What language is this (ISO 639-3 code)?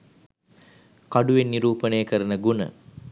sin